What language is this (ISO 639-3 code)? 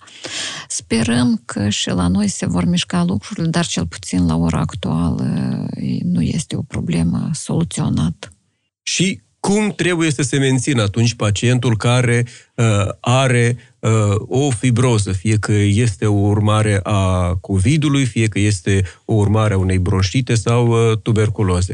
ron